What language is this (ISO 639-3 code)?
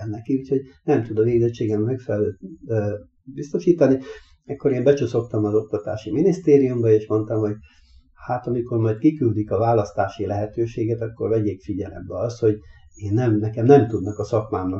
hun